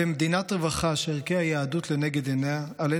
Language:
Hebrew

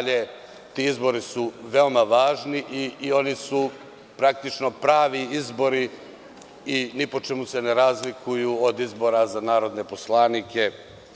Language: Serbian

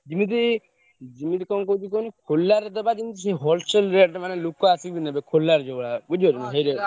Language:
Odia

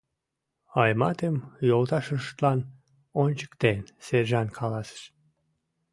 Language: Mari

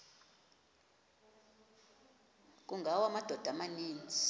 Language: Xhosa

